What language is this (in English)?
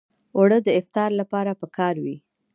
Pashto